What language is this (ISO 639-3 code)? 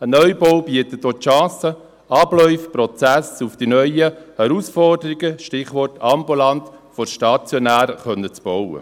gsw